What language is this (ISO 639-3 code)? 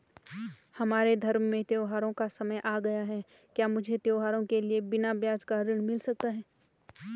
hin